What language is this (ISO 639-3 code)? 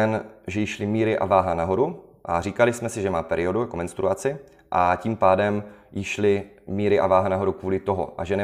ces